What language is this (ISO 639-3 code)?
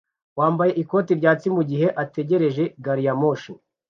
kin